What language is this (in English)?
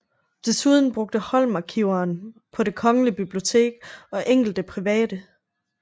Danish